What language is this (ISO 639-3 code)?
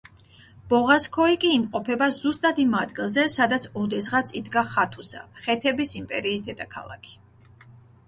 kat